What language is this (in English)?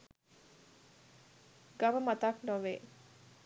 Sinhala